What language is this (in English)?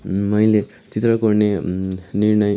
Nepali